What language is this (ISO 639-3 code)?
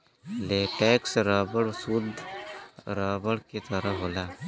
bho